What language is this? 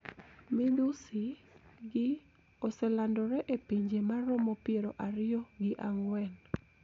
Luo (Kenya and Tanzania)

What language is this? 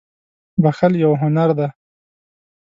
Pashto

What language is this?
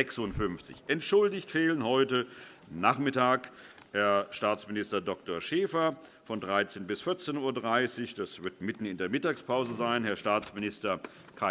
German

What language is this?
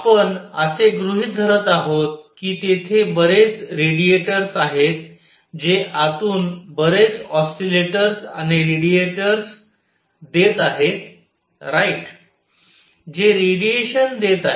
Marathi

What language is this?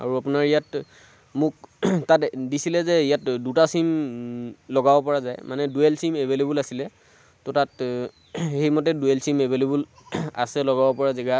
Assamese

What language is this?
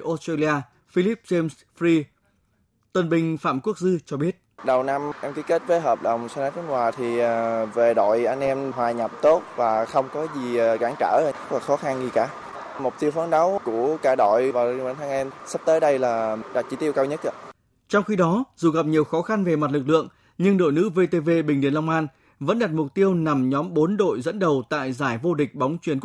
Vietnamese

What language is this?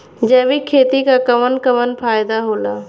Bhojpuri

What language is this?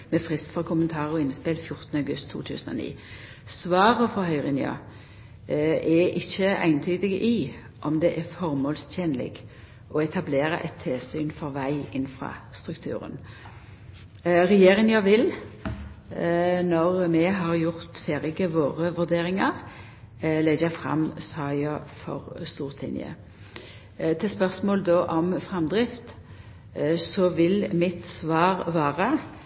Norwegian Nynorsk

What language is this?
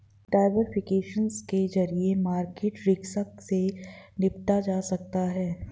Hindi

